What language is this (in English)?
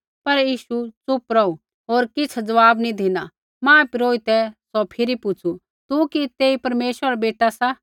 Kullu Pahari